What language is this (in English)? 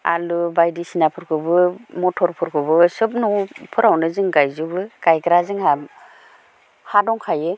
Bodo